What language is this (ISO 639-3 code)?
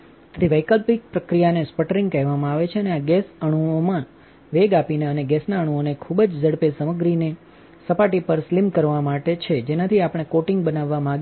guj